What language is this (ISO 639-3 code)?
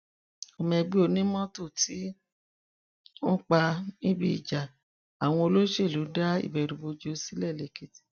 yor